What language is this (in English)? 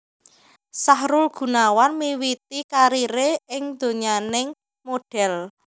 Javanese